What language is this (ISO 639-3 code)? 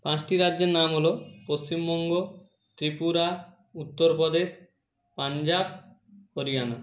ben